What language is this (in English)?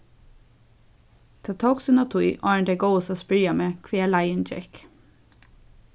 Faroese